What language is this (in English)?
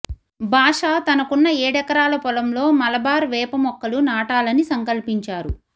Telugu